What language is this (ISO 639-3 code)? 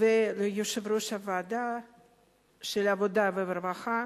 heb